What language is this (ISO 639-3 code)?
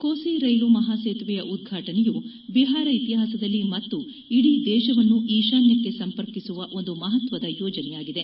kan